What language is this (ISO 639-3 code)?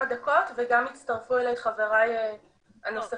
heb